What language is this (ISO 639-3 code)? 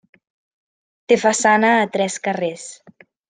cat